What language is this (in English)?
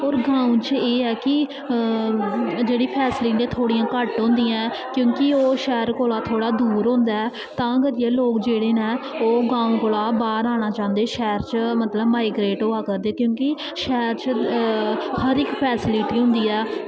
Dogri